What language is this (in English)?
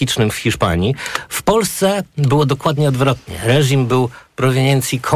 Polish